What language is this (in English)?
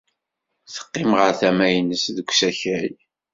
Kabyle